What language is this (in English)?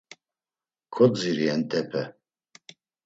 Laz